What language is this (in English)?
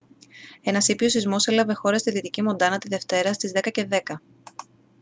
Greek